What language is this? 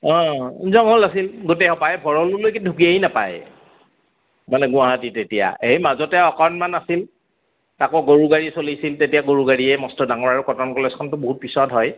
Assamese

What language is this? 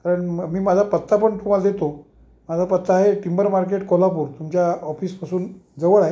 Marathi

